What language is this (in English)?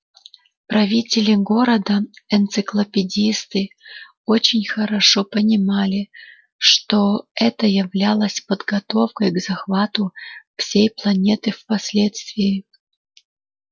Russian